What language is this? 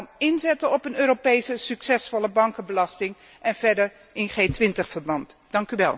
Dutch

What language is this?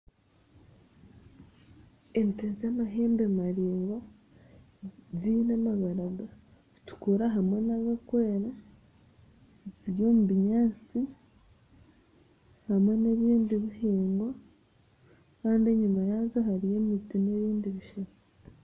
Nyankole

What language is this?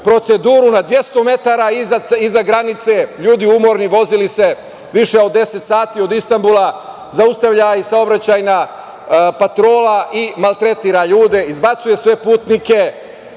Serbian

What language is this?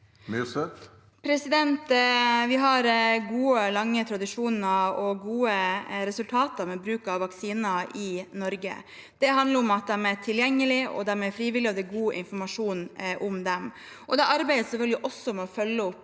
Norwegian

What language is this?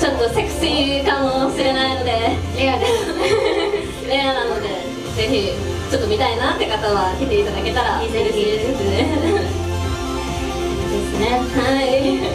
Japanese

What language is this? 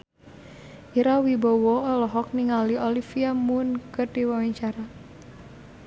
Sundanese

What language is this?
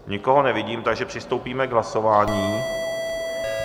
Czech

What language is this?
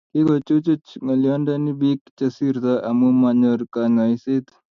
Kalenjin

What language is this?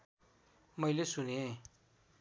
Nepali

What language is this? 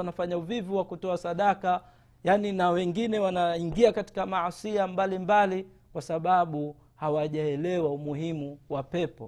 Swahili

